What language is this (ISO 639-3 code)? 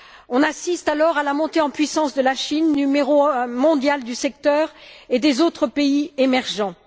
fra